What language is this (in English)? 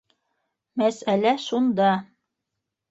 Bashkir